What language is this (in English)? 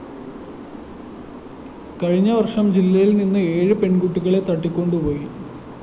Malayalam